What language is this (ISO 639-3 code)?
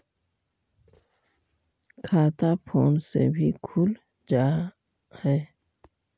mag